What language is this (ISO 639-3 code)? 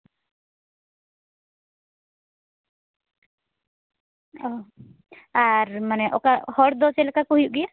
sat